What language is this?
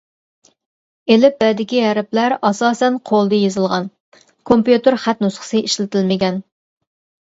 Uyghur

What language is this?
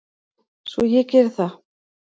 Icelandic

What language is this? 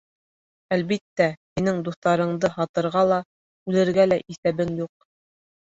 Bashkir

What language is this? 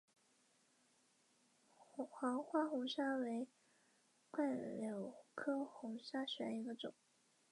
Chinese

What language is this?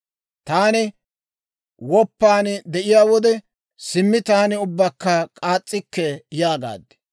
Dawro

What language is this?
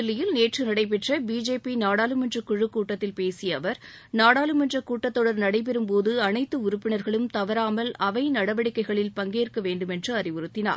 Tamil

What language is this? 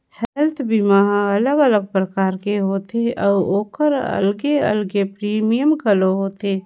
Chhattisgarhi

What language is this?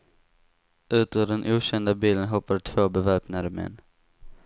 Swedish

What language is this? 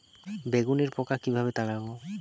Bangla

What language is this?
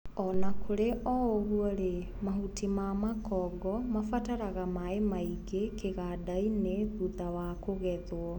Kikuyu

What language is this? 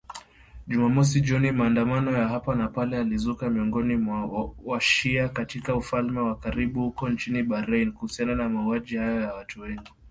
Swahili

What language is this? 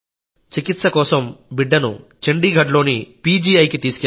Telugu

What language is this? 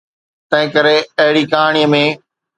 Sindhi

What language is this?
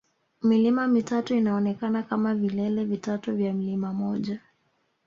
Swahili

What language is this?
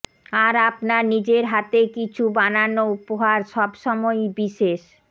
Bangla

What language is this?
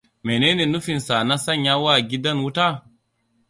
Hausa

